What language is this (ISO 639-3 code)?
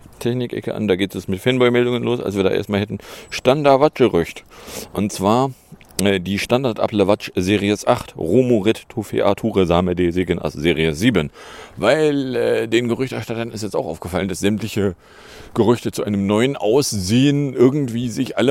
deu